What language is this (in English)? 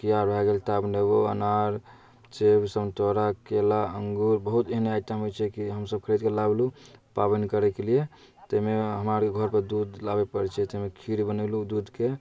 Maithili